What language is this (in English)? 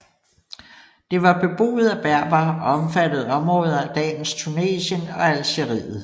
Danish